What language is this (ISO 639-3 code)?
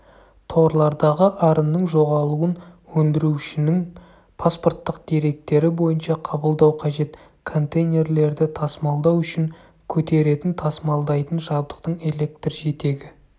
kaz